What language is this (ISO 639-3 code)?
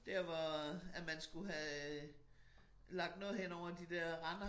dan